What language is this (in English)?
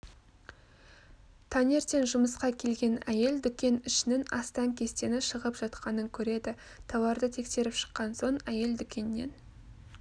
Kazakh